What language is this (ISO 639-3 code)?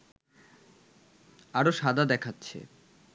ben